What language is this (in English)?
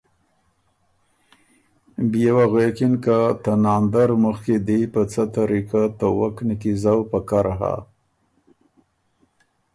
Ormuri